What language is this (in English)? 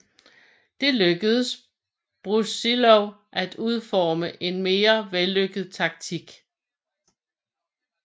Danish